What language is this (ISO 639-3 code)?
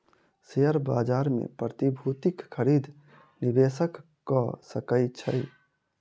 mai